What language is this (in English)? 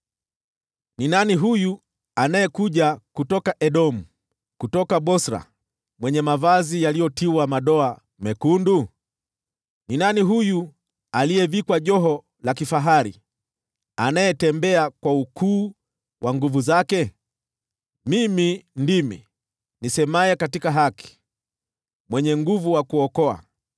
Swahili